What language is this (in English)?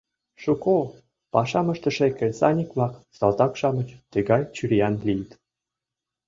Mari